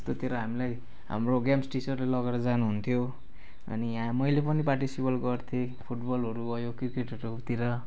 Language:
Nepali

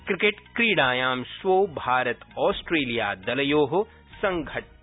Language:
Sanskrit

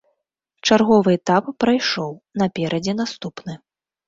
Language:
Belarusian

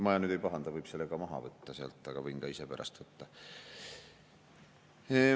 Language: Estonian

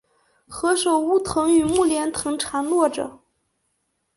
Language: Chinese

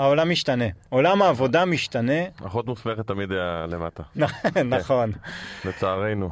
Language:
Hebrew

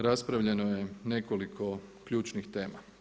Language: Croatian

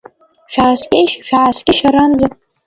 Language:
Abkhazian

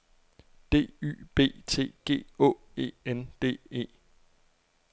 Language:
Danish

